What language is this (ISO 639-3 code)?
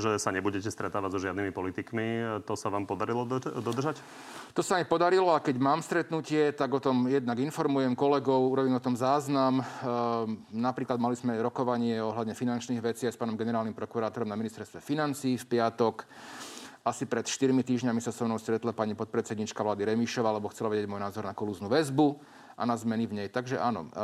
slk